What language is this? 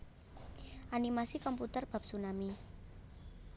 Javanese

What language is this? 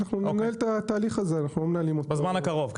Hebrew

